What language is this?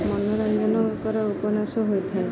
Odia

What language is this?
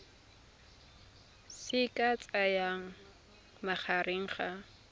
Tswana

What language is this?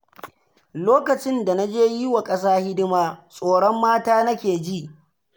Hausa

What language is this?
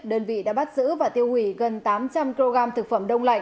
Vietnamese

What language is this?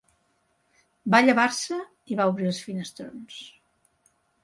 Catalan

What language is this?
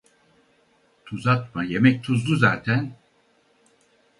Turkish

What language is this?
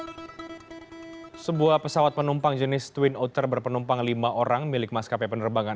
Indonesian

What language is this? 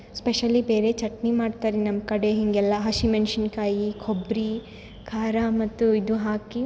Kannada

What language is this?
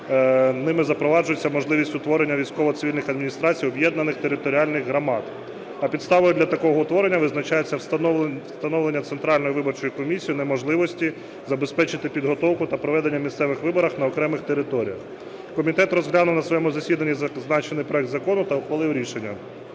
Ukrainian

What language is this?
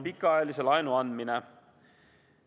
Estonian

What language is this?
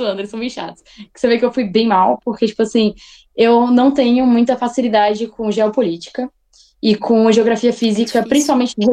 Portuguese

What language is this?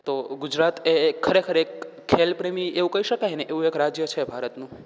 Gujarati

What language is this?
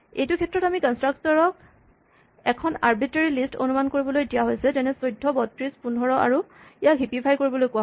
Assamese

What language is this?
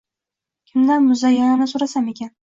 Uzbek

